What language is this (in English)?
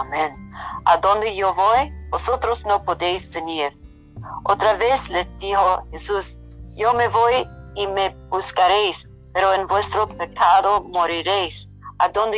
Spanish